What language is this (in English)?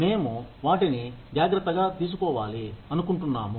Telugu